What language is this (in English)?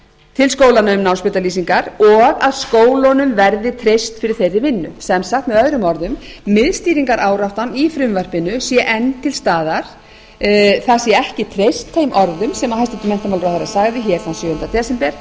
Icelandic